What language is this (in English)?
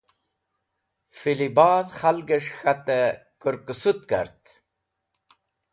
Wakhi